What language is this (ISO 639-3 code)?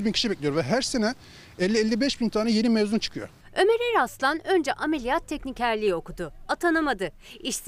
tur